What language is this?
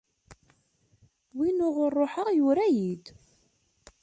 Kabyle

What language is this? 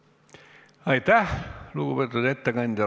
Estonian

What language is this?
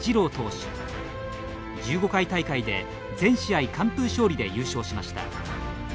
Japanese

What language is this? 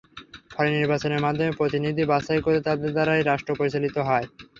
Bangla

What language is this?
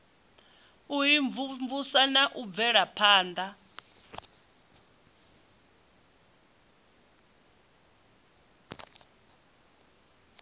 Venda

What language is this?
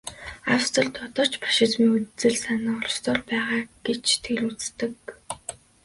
Mongolian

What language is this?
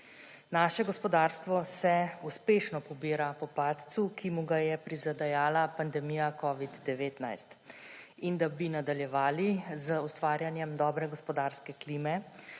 Slovenian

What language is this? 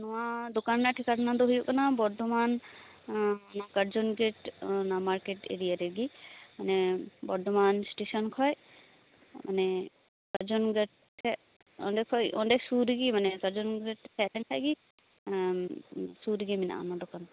Santali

